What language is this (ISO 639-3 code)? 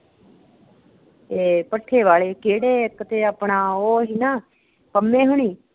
pan